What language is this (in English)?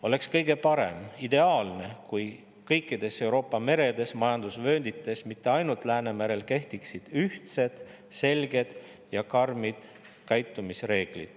Estonian